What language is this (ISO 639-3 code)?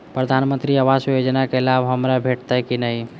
mai